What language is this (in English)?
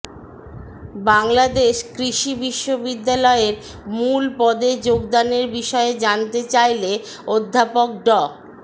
Bangla